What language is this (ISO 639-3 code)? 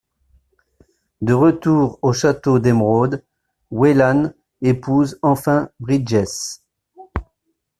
fra